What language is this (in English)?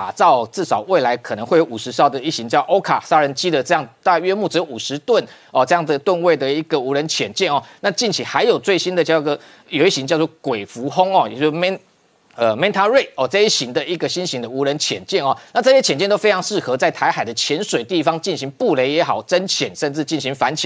Chinese